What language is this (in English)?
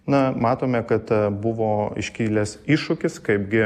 Lithuanian